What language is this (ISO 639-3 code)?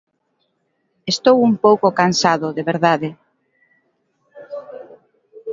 glg